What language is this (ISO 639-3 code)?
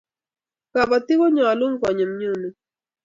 kln